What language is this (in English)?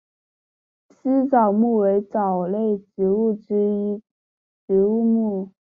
Chinese